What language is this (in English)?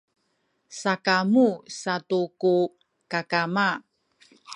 Sakizaya